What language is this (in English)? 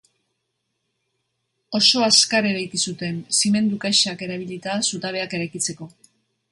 Basque